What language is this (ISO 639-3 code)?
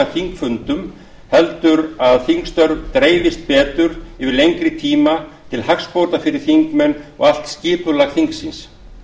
isl